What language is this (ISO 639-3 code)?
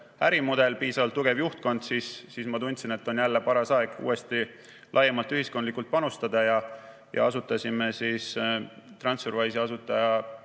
est